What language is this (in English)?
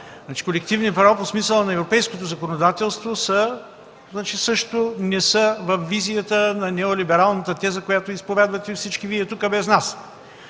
Bulgarian